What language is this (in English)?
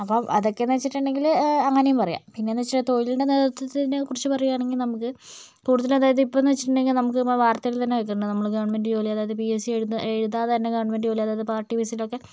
Malayalam